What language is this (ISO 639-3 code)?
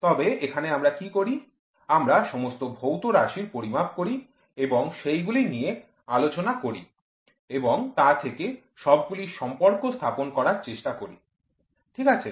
ben